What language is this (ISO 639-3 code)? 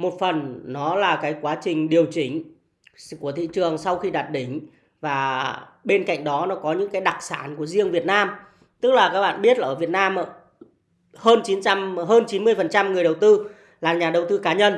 vie